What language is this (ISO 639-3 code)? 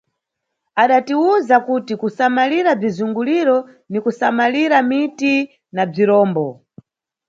nyu